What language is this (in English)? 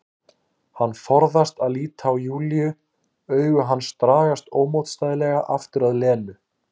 Icelandic